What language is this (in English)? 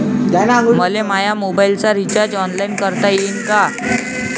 Marathi